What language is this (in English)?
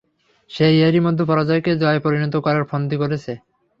Bangla